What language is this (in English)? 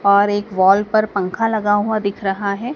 Hindi